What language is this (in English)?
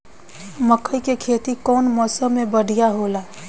Bhojpuri